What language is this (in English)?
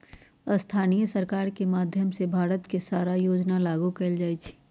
Magahi